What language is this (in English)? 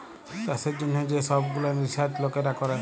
Bangla